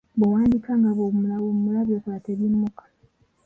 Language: Ganda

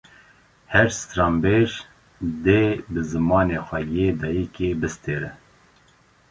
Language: Kurdish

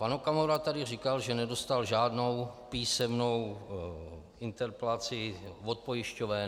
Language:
Czech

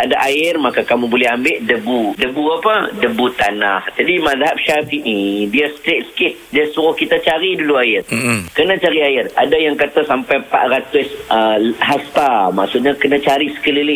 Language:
Malay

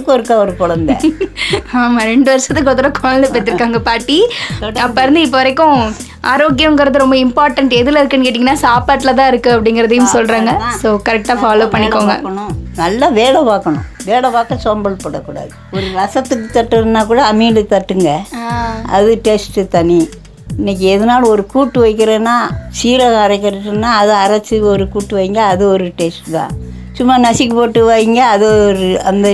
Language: Tamil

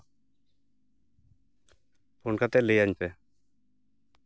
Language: Santali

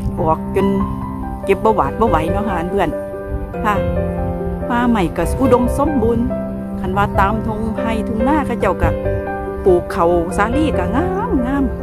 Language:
Thai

